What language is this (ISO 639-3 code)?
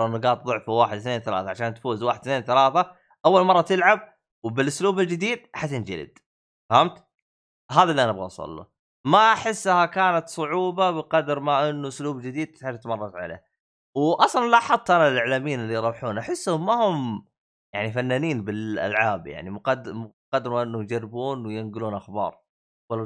ara